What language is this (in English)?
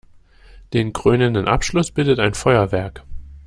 German